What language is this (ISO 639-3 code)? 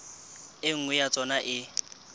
sot